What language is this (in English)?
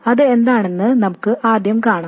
Malayalam